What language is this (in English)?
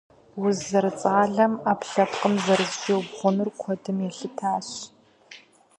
Kabardian